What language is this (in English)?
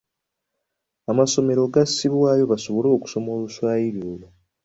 Ganda